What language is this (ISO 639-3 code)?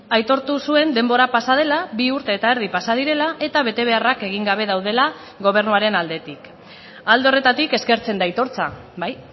eus